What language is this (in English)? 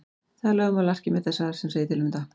Icelandic